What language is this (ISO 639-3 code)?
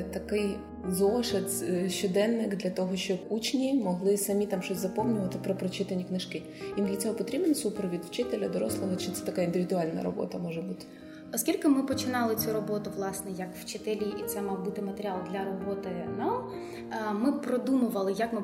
ukr